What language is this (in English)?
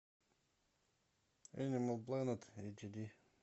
Russian